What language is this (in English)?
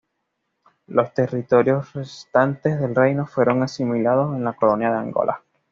Spanish